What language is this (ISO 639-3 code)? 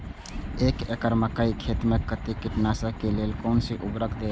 mai